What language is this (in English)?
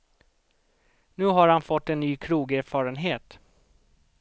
Swedish